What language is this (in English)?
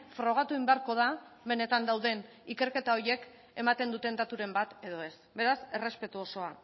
Basque